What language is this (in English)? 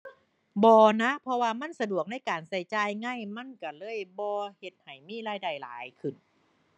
Thai